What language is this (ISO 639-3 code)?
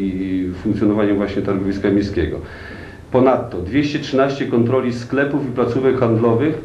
pol